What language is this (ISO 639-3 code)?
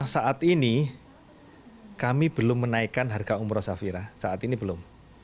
ind